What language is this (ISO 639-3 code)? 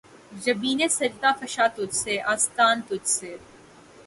urd